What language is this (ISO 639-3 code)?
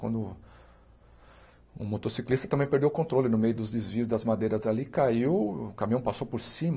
por